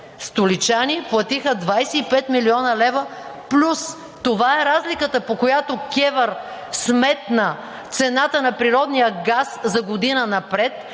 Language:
Bulgarian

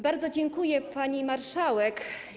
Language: Polish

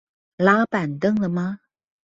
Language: Chinese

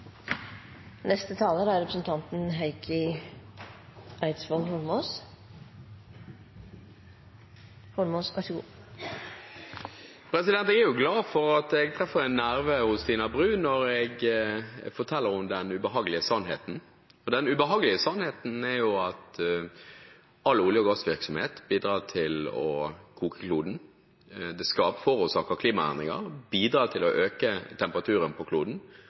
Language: Norwegian Bokmål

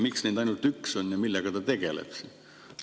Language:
Estonian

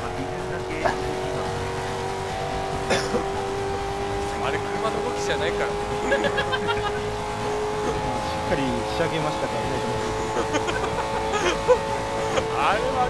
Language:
Japanese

